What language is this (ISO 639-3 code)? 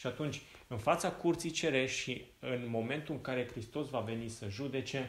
ron